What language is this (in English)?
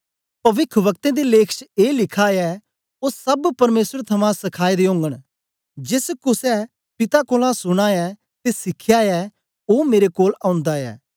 Dogri